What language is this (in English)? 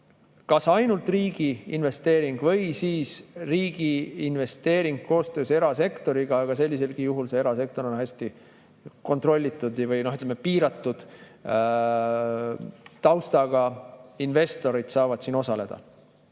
Estonian